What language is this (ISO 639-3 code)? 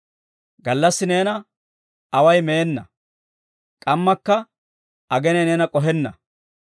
dwr